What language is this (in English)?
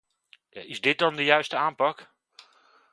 Dutch